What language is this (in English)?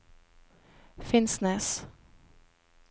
Norwegian